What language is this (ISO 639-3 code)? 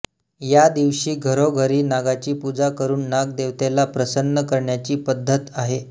mar